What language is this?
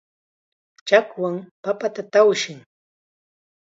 Chiquián Ancash Quechua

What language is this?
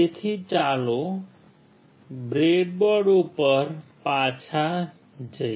Gujarati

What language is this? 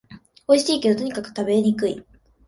Japanese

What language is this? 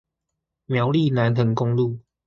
Chinese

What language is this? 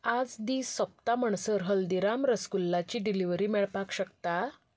Konkani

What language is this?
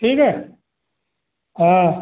Hindi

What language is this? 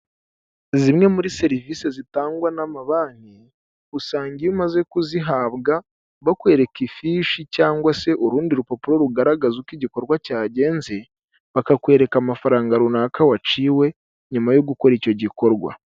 Kinyarwanda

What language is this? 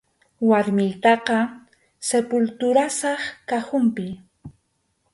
Arequipa-La Unión Quechua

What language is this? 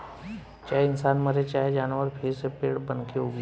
Bhojpuri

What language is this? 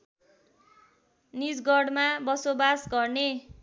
Nepali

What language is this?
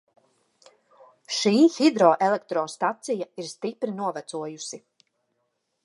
Latvian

